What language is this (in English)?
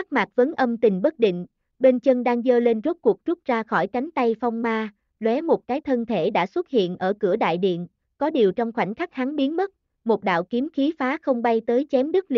Vietnamese